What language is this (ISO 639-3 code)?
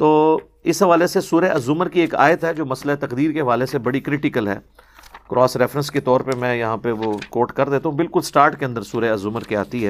urd